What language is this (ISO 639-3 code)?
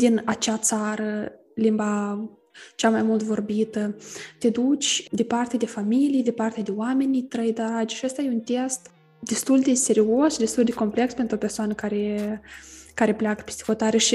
ron